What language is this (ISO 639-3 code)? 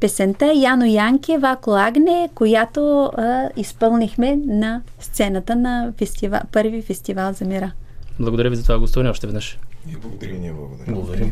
bul